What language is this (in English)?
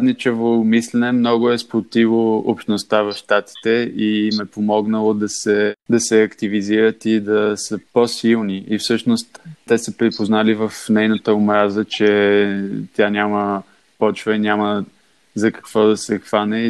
Bulgarian